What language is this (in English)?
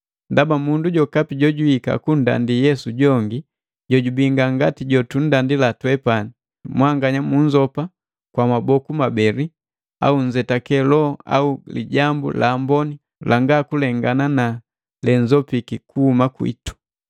Matengo